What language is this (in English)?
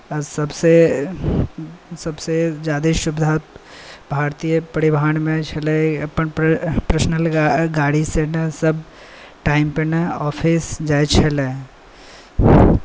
Maithili